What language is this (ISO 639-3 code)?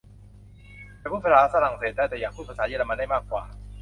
tha